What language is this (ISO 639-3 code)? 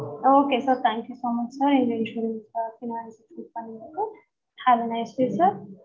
tam